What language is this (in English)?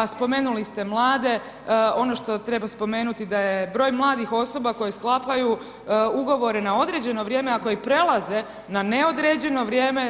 Croatian